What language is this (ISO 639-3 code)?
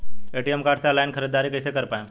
bho